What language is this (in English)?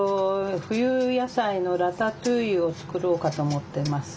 Japanese